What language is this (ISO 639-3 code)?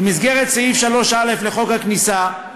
heb